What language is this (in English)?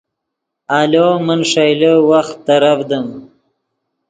Yidgha